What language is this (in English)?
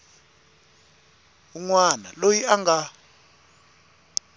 Tsonga